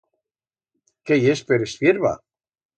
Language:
Aragonese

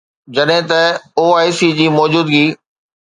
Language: Sindhi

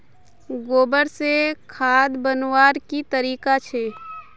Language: Magahi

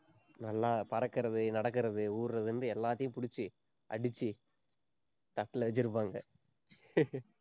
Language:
Tamil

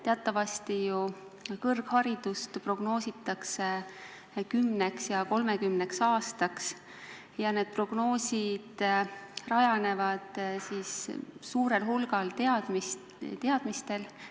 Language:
Estonian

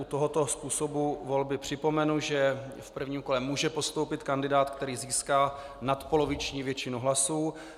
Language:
Czech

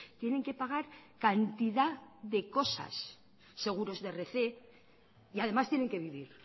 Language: Spanish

